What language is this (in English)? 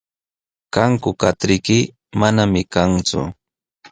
Sihuas Ancash Quechua